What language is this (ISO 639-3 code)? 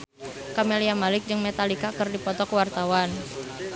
sun